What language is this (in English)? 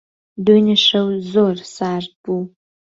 Central Kurdish